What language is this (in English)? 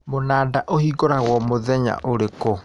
Kikuyu